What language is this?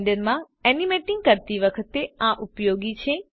Gujarati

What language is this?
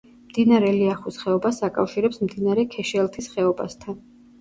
Georgian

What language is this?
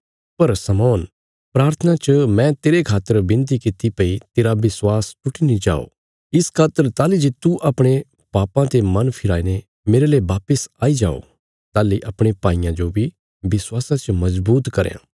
Bilaspuri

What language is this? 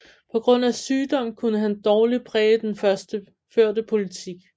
Danish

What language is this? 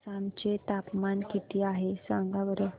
Marathi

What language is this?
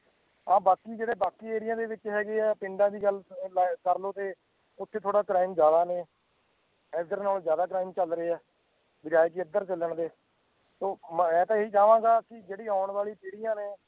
Punjabi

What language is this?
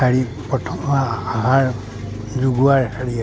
Assamese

